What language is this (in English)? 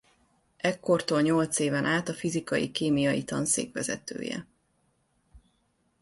Hungarian